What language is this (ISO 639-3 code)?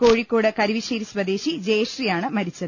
mal